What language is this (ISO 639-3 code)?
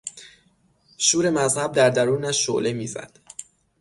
fas